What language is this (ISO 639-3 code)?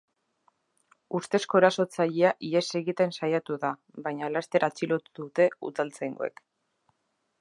eus